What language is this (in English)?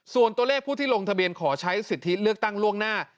Thai